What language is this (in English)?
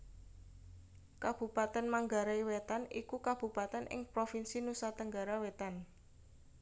Javanese